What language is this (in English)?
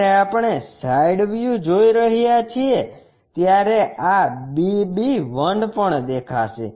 Gujarati